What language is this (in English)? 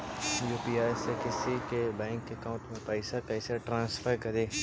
Magahi